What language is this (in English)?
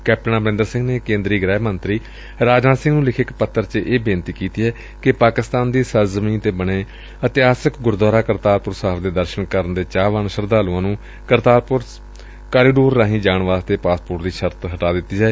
Punjabi